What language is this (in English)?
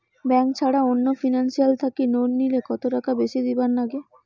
Bangla